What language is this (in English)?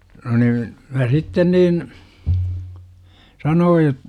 Finnish